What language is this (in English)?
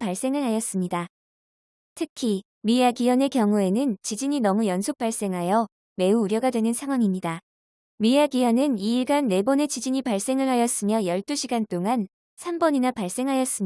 Korean